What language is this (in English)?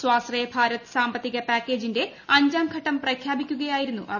Malayalam